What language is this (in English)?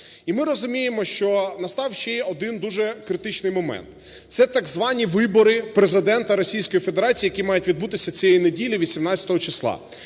Ukrainian